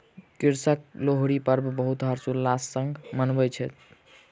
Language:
Maithili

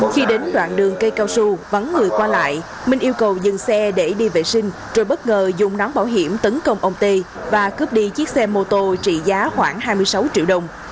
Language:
Vietnamese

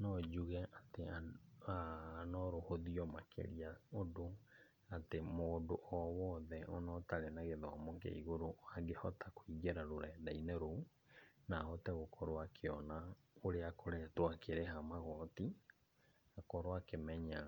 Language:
Kikuyu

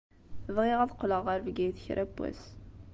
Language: Kabyle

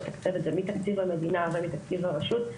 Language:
Hebrew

